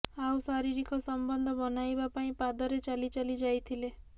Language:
Odia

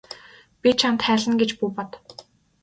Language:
Mongolian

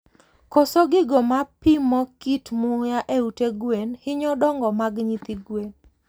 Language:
Luo (Kenya and Tanzania)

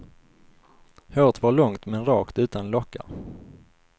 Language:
Swedish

